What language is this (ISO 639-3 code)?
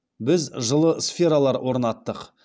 kaz